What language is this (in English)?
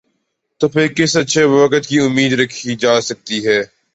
Urdu